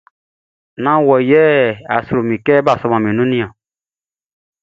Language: Baoulé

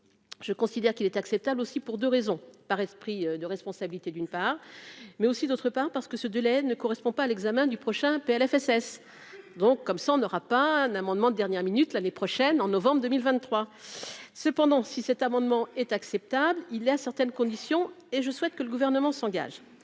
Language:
French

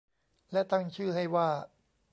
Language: Thai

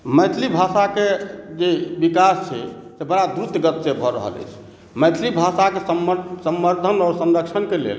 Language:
Maithili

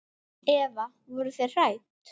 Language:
Icelandic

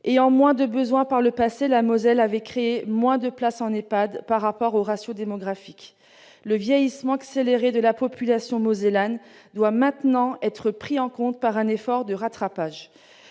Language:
French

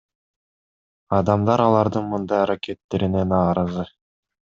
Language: Kyrgyz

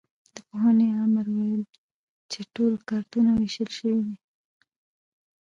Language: Pashto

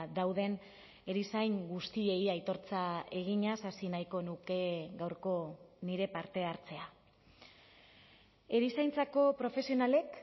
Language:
Basque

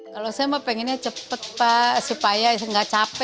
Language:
Indonesian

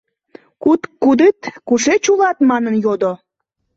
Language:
Mari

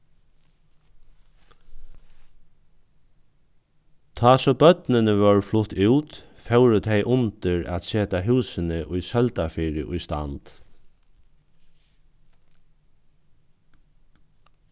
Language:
Faroese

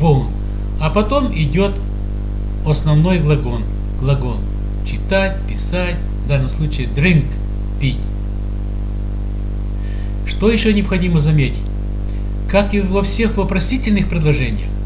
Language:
Russian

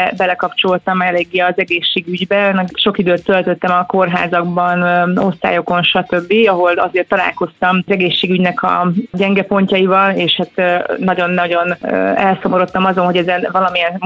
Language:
Hungarian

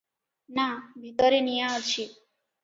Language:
Odia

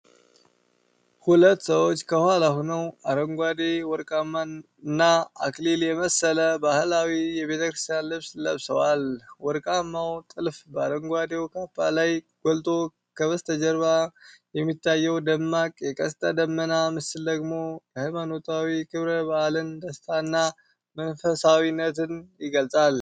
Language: Amharic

